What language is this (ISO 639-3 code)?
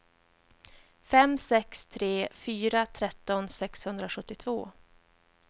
swe